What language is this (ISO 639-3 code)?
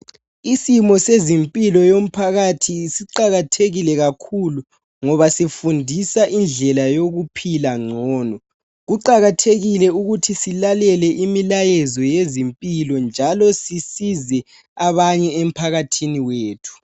nde